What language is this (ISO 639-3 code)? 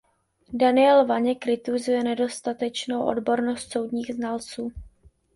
ces